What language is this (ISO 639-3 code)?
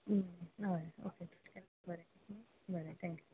kok